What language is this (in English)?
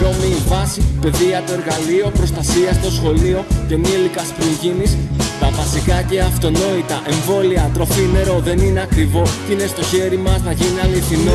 Greek